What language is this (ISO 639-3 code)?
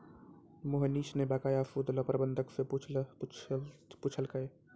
mai